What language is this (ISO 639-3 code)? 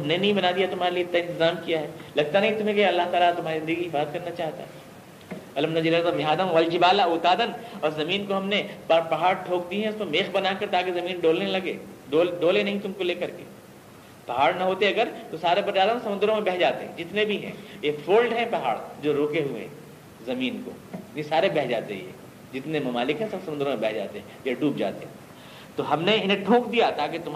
urd